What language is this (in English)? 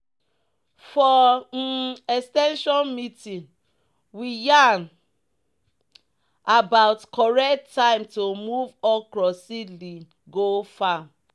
Nigerian Pidgin